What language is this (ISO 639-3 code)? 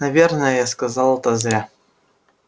rus